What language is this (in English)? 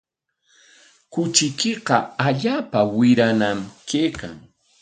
Corongo Ancash Quechua